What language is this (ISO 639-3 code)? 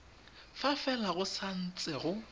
tsn